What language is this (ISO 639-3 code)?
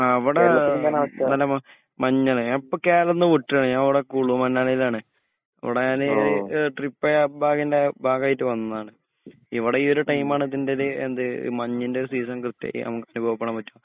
mal